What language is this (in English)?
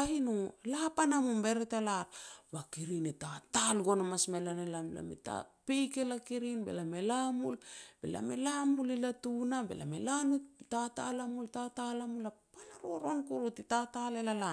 Petats